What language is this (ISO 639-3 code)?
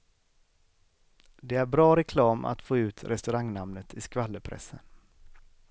swe